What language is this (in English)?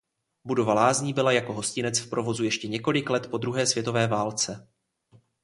Czech